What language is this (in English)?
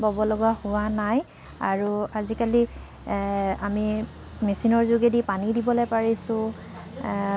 Assamese